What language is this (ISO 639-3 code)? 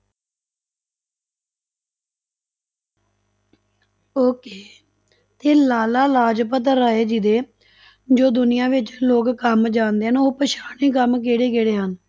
pan